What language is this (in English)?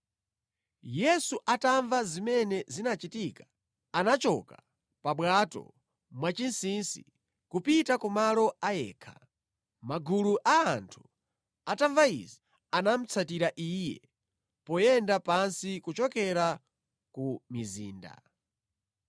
Nyanja